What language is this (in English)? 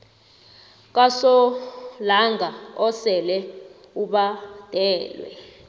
South Ndebele